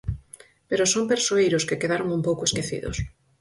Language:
Galician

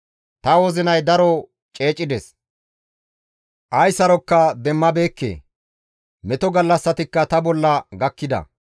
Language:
Gamo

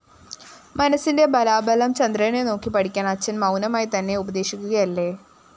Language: Malayalam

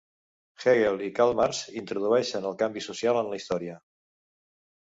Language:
Catalan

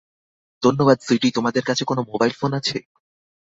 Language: Bangla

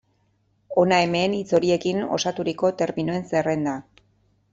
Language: Basque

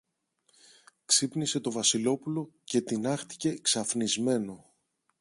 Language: Greek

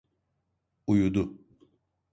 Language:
Turkish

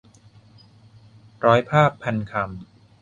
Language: Thai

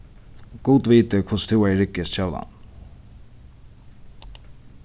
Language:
Faroese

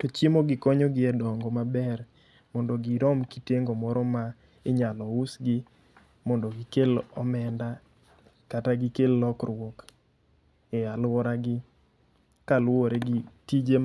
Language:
Luo (Kenya and Tanzania)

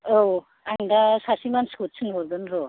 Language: Bodo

